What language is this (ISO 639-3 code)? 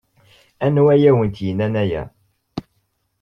kab